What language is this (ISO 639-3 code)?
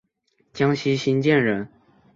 zho